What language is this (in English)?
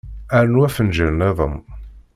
Kabyle